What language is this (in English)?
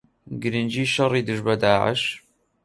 Central Kurdish